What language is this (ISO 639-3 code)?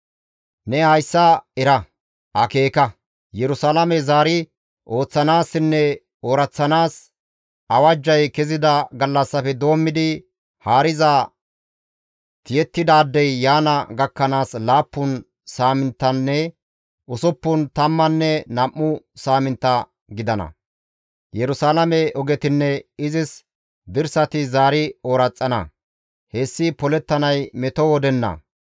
gmv